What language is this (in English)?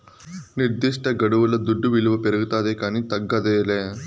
Telugu